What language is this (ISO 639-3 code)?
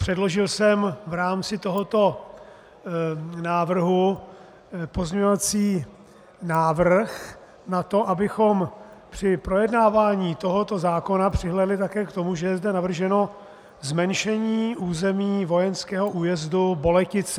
ces